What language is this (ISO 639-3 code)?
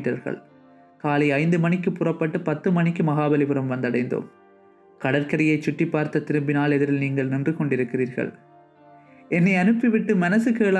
tam